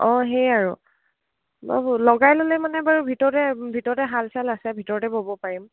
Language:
Assamese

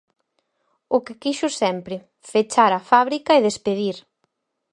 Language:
Galician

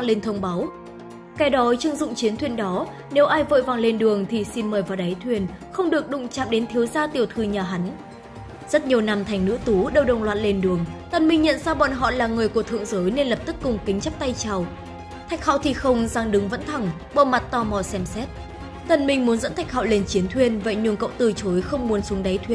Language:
Vietnamese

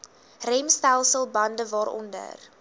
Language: Afrikaans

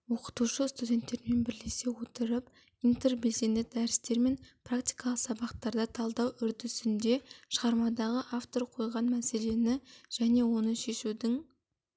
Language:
Kazakh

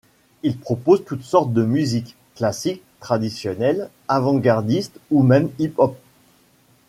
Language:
French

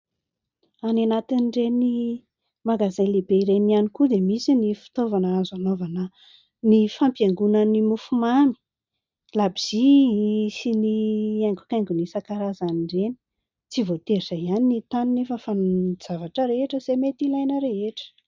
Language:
Malagasy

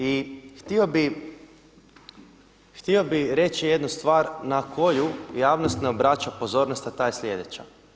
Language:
Croatian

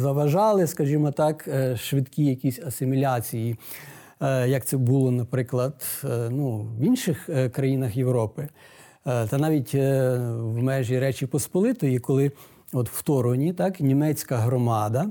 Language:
Ukrainian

